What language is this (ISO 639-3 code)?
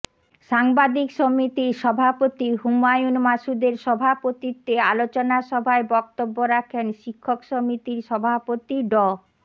ben